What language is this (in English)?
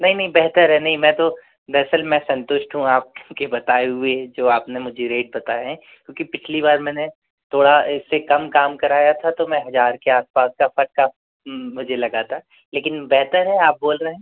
Hindi